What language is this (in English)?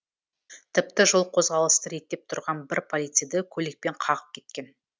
Kazakh